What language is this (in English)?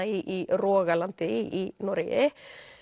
Icelandic